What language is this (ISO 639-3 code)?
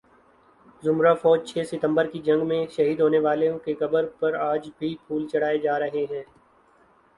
urd